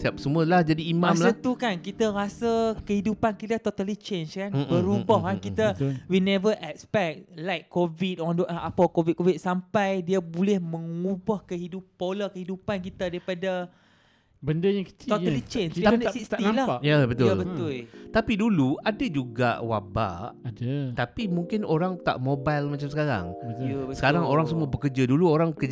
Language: Malay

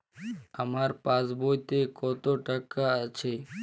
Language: Bangla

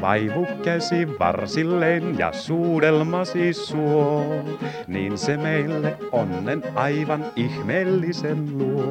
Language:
Finnish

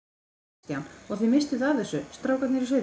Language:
Icelandic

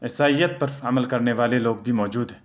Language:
Urdu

